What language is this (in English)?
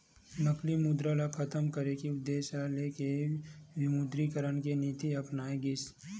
Chhattisgarhi